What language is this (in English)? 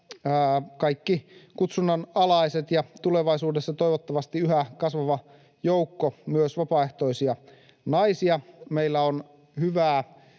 Finnish